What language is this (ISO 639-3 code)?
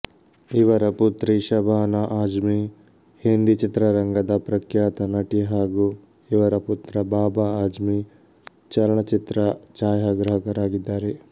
kan